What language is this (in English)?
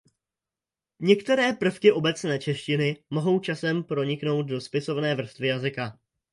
Czech